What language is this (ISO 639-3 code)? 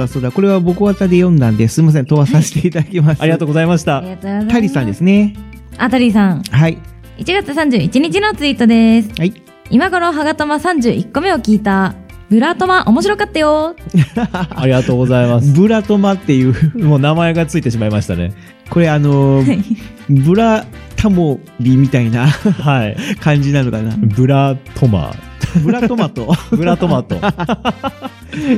jpn